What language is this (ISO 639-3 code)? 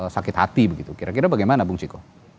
ind